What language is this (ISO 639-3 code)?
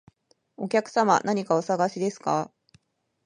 jpn